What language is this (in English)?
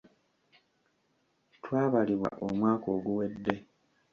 Ganda